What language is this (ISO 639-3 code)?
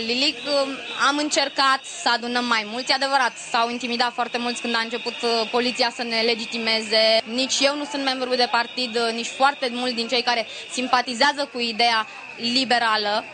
ron